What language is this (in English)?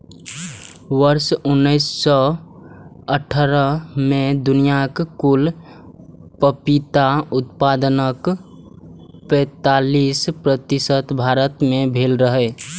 Maithili